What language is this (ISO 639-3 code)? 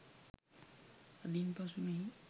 sin